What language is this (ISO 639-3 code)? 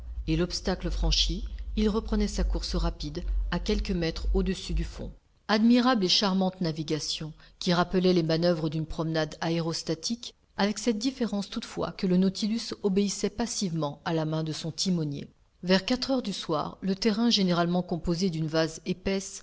fra